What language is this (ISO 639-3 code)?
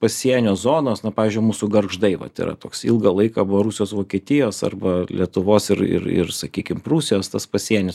lit